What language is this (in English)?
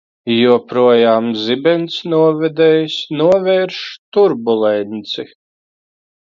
Latvian